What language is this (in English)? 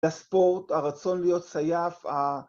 Hebrew